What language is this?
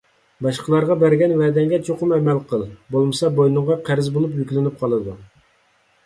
Uyghur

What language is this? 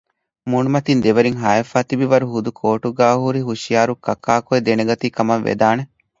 Divehi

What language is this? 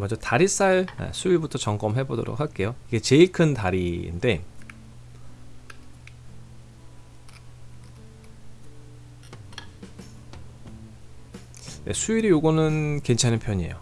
Korean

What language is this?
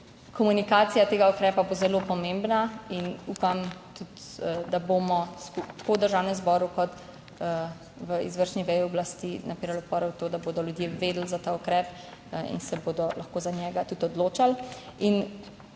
Slovenian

